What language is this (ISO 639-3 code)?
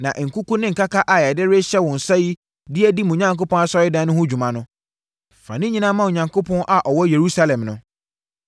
aka